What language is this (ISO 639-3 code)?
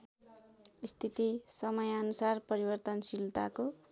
nep